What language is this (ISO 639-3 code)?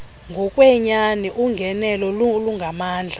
xho